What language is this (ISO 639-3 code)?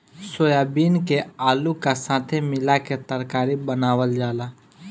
bho